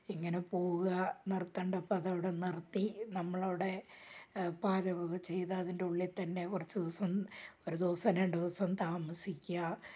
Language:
Malayalam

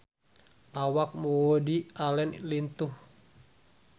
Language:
Sundanese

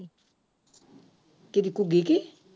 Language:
Punjabi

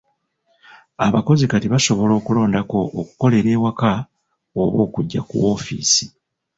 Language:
Ganda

